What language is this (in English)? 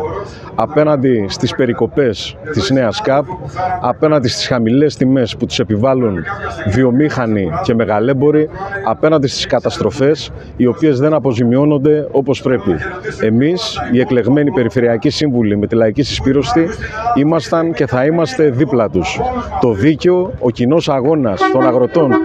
Greek